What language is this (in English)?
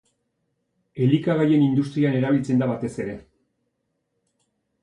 Basque